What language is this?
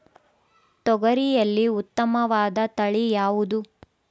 Kannada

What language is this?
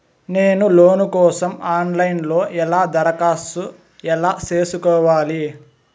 Telugu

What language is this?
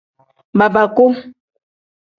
Tem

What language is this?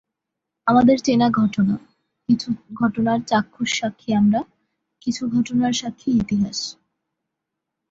Bangla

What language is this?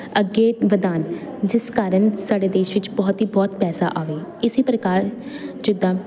Punjabi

